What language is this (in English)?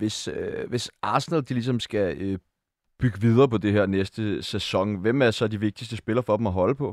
Danish